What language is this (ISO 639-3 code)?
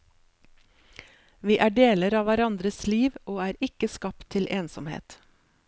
nor